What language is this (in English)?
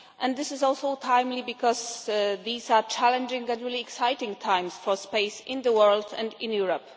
English